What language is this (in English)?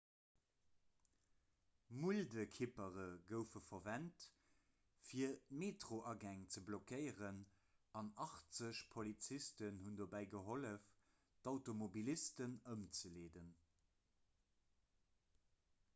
Luxembourgish